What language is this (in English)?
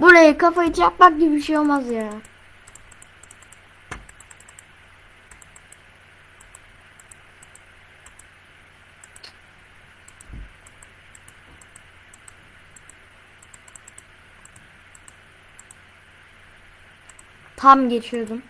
Turkish